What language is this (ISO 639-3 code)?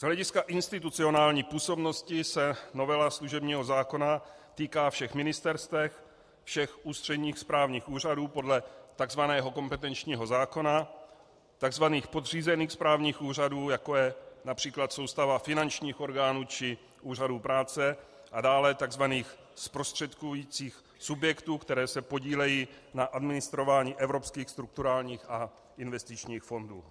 ces